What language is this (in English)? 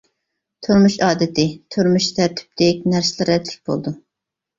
Uyghur